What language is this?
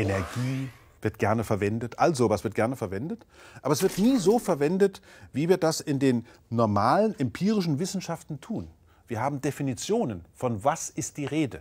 German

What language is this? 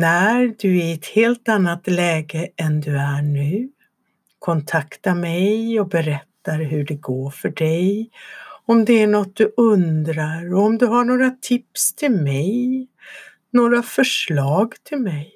Swedish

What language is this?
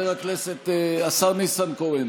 Hebrew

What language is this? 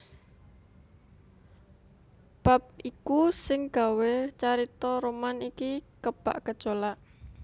Javanese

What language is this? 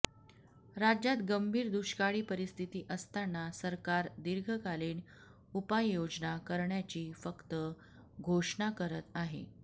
Marathi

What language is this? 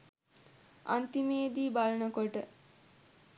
Sinhala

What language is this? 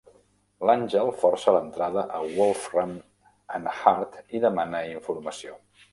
Catalan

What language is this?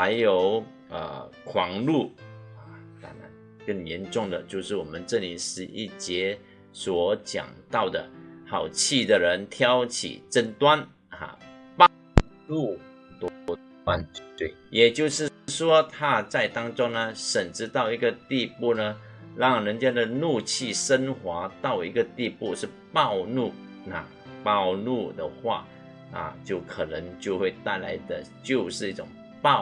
Chinese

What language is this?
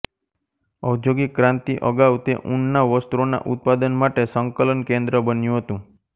Gujarati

